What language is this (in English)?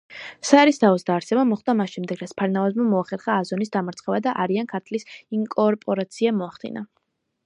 Georgian